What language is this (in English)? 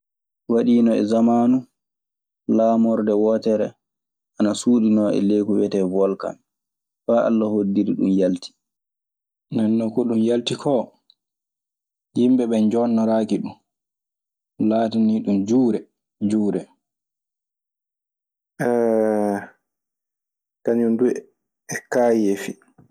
Maasina Fulfulde